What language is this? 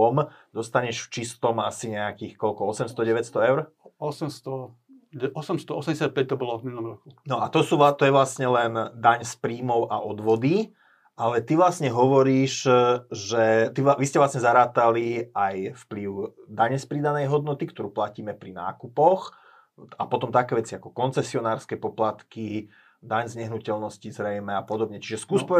Slovak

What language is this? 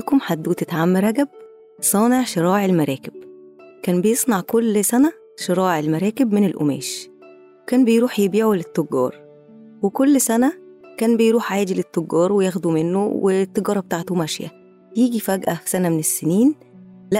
Arabic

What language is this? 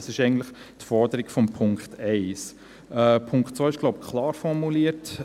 Swiss German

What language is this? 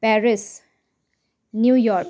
Nepali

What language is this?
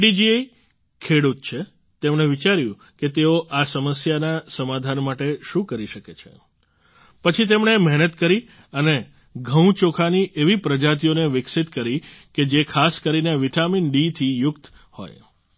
Gujarati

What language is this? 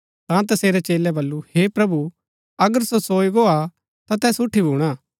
Gaddi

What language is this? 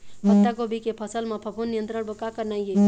Chhattisgarhi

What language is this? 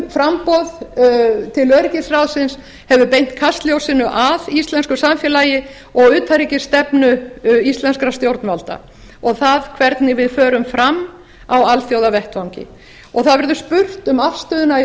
Icelandic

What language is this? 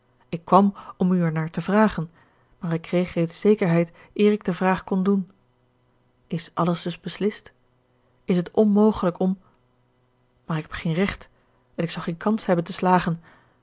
Dutch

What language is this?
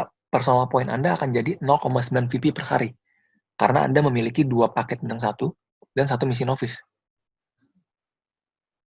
Indonesian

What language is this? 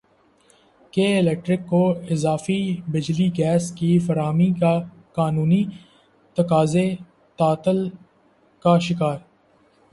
Urdu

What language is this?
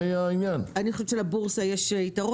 Hebrew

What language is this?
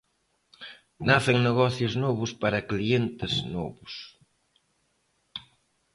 Galician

